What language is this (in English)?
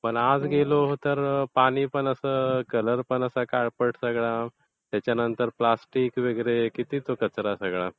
Marathi